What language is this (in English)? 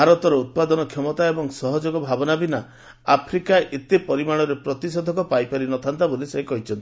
Odia